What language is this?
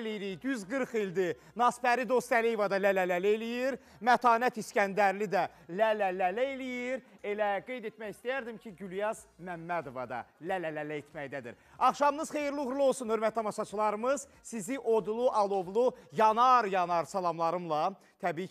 Turkish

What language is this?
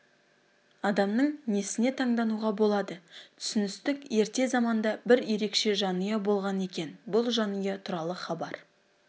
Kazakh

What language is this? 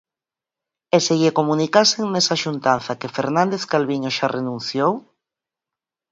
Galician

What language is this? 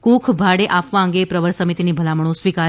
Gujarati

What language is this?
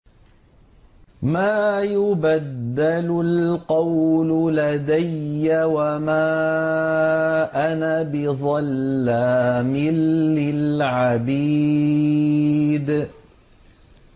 Arabic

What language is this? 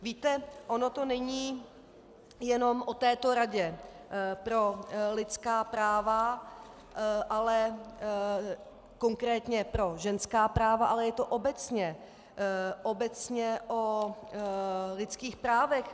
Czech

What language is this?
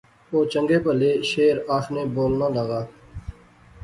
Pahari-Potwari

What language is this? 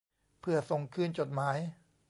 Thai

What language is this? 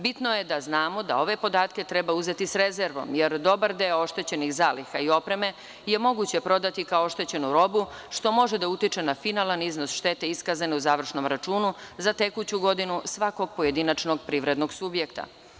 Serbian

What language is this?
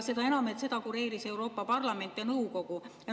Estonian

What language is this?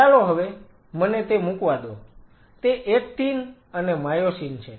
Gujarati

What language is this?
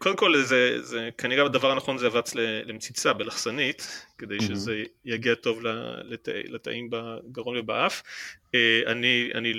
Hebrew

